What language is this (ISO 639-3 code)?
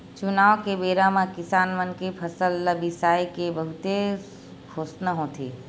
hne